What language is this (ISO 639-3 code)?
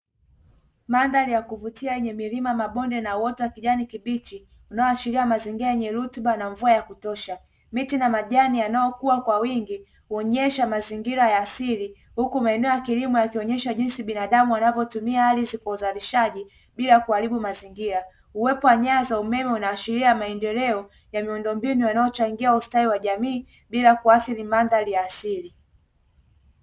swa